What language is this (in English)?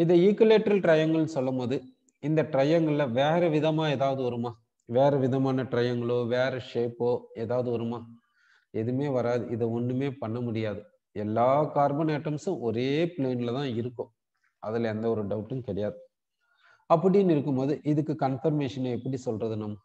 Hindi